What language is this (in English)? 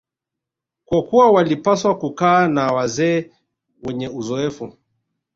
Swahili